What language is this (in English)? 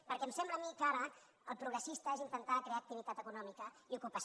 Catalan